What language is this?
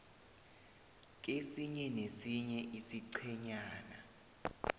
South Ndebele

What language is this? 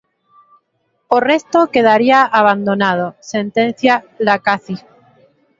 Galician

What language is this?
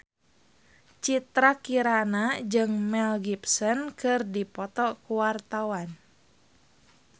Sundanese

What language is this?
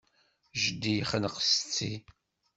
Kabyle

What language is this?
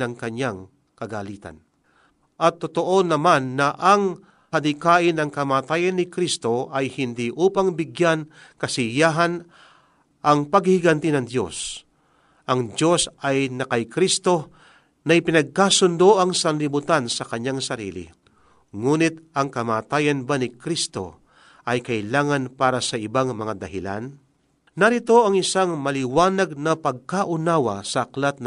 Filipino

